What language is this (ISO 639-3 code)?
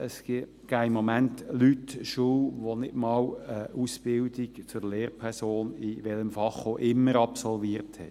gsw